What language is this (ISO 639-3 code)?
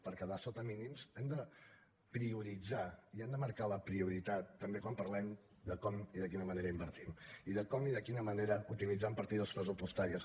cat